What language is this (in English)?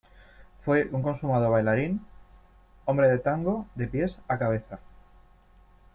Spanish